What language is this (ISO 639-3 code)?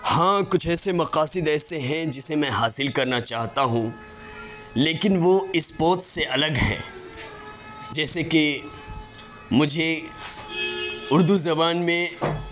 urd